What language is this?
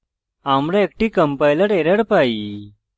Bangla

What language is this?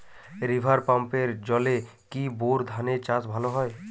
Bangla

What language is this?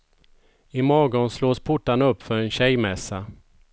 Swedish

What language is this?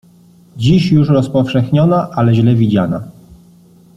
Polish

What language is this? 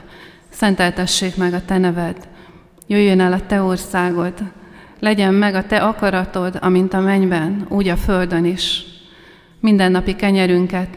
Hungarian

